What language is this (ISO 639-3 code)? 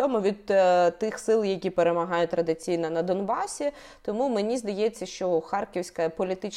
ukr